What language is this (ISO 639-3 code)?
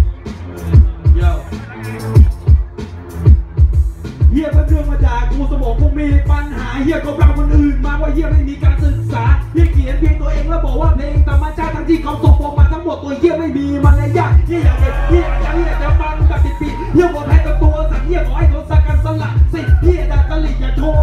tha